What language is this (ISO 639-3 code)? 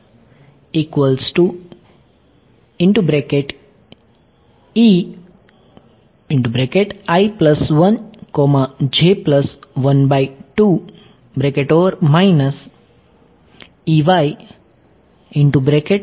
guj